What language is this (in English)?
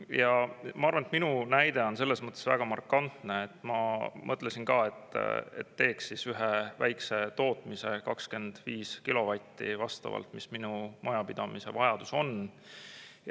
Estonian